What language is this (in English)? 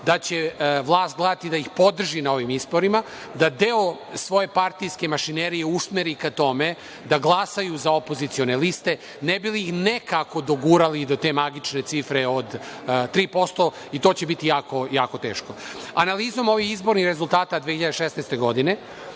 Serbian